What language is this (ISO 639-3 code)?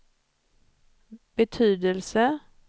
swe